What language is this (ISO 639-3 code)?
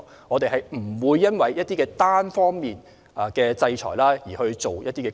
yue